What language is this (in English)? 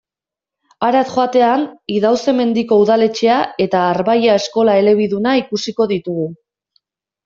Basque